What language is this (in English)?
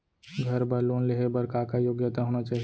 Chhattisgarhi